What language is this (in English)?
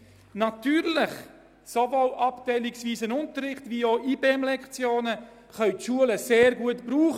Swiss German